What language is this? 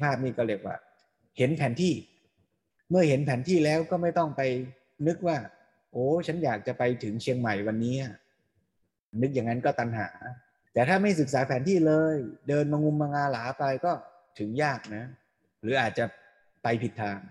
Thai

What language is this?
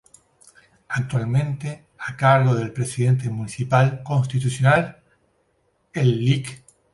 Spanish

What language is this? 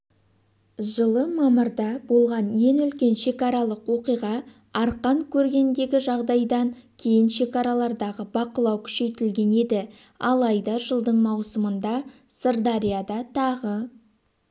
Kazakh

